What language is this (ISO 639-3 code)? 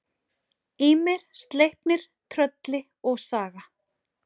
isl